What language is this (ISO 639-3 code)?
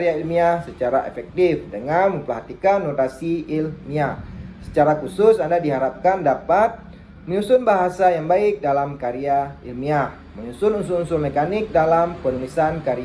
ind